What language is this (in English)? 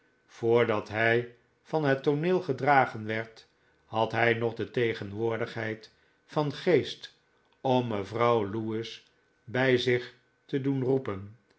Dutch